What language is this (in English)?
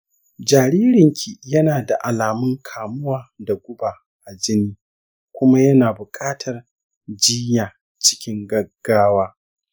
Hausa